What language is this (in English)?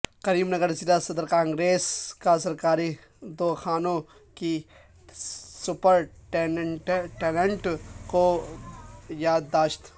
Urdu